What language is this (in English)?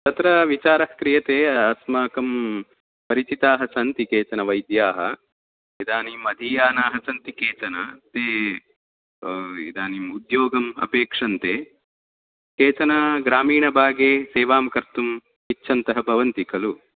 Sanskrit